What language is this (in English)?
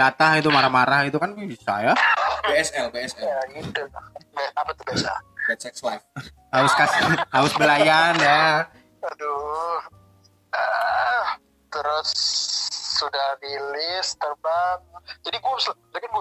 Indonesian